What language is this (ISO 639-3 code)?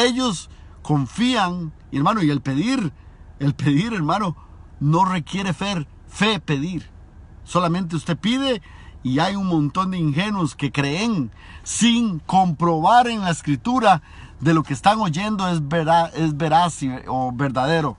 spa